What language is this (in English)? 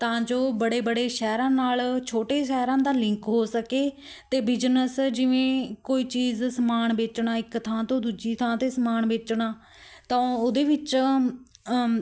Punjabi